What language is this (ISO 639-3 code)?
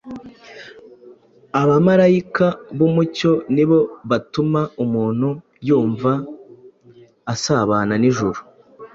kin